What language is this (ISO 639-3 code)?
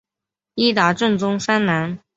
zho